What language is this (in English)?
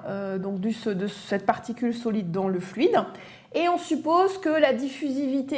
French